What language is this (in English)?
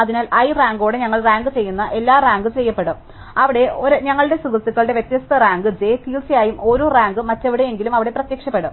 Malayalam